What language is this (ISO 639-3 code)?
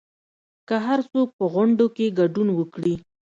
pus